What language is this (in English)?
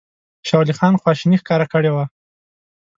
Pashto